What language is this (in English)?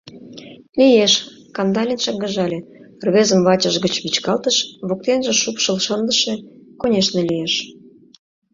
Mari